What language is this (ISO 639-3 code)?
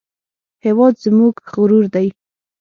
pus